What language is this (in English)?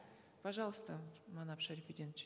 Kazakh